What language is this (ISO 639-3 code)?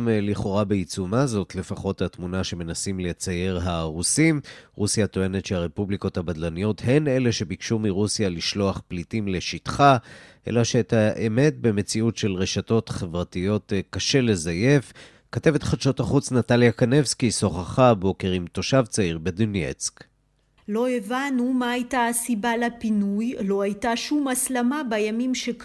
heb